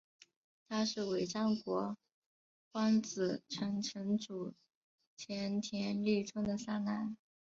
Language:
Chinese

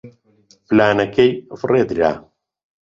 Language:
Central Kurdish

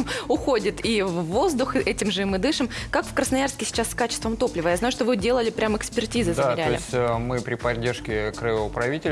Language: Russian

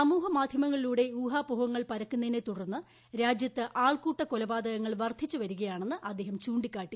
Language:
Malayalam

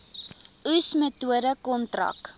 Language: Afrikaans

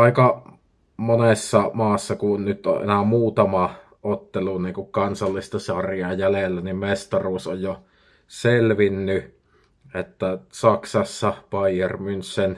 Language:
Finnish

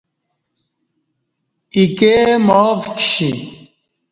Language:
Kati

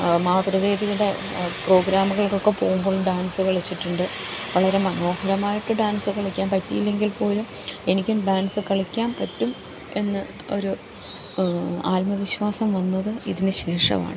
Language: Malayalam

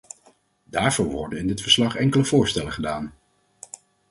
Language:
Dutch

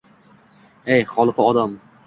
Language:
Uzbek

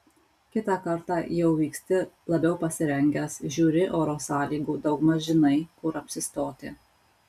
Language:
Lithuanian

